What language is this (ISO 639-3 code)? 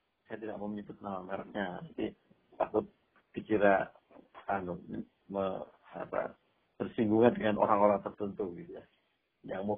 ind